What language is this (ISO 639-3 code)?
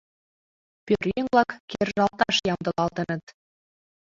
chm